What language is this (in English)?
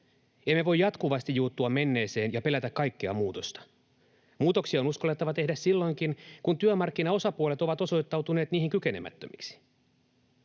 Finnish